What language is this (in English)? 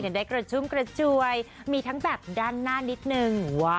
Thai